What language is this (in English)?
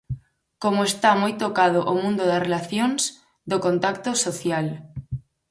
Galician